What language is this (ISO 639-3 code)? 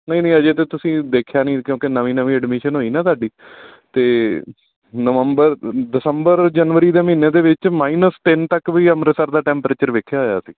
pan